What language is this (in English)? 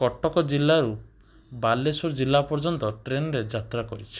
Odia